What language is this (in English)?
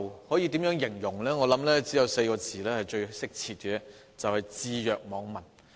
Cantonese